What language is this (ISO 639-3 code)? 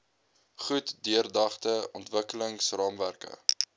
afr